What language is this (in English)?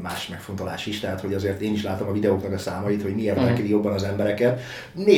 Hungarian